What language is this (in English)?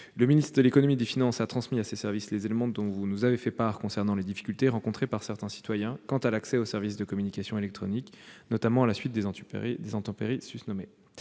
French